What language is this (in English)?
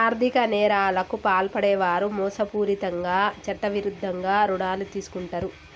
Telugu